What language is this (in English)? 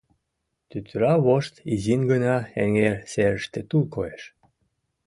Mari